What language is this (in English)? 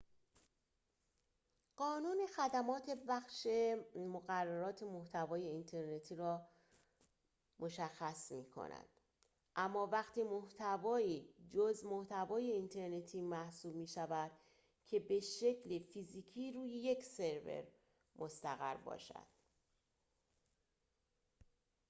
Persian